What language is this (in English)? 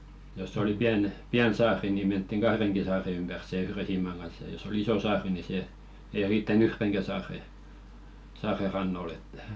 Finnish